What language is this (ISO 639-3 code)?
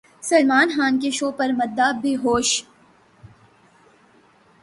urd